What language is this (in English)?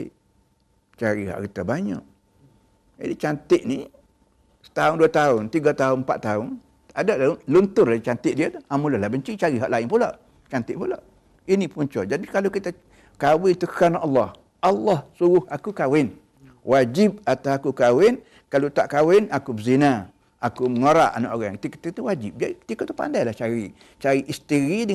Malay